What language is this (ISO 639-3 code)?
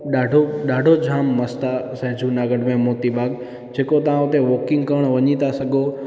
snd